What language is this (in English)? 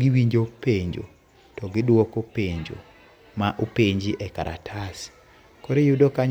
Luo (Kenya and Tanzania)